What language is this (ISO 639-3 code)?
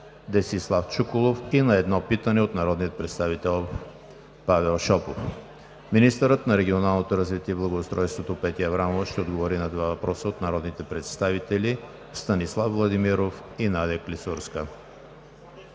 bul